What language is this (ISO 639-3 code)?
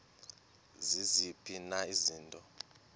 xho